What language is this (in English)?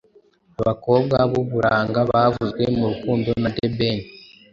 Kinyarwanda